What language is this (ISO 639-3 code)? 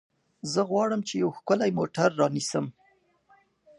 pus